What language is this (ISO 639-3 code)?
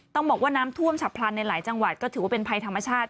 tha